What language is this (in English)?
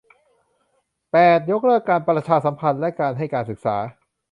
Thai